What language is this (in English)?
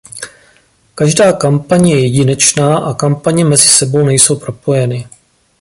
Czech